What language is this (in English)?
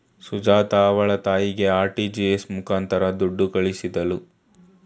Kannada